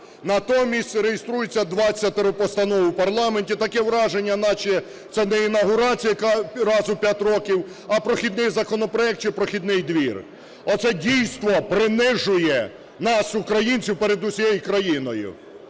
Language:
Ukrainian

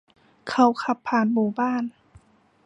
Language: Thai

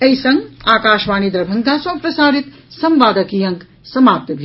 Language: Maithili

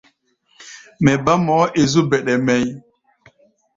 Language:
Gbaya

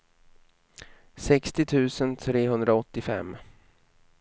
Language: Swedish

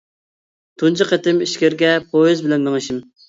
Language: Uyghur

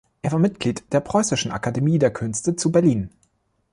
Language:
German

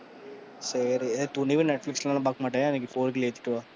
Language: Tamil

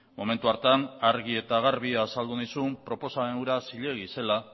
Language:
Basque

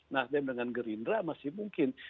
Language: Indonesian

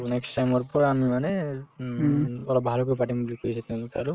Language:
Assamese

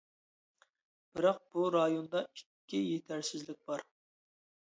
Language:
Uyghur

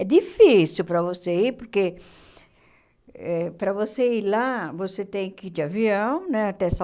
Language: Portuguese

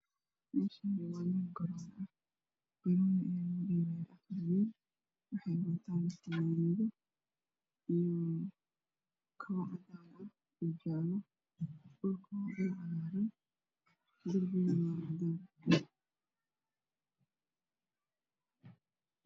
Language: Somali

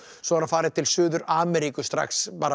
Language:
Icelandic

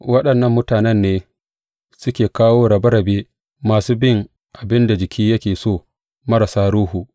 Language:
Hausa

